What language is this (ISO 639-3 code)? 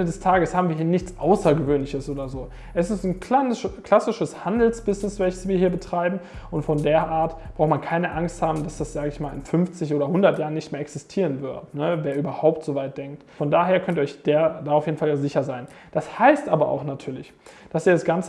deu